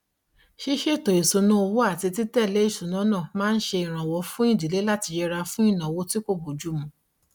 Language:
Yoruba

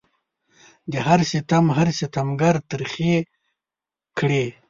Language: Pashto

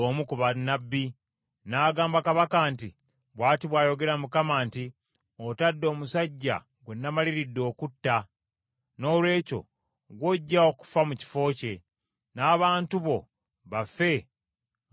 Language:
Ganda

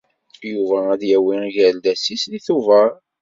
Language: Kabyle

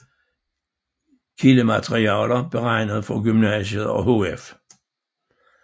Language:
Danish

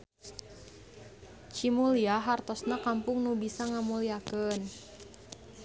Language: Sundanese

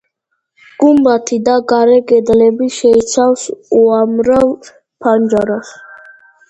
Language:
Georgian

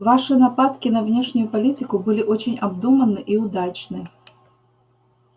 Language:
Russian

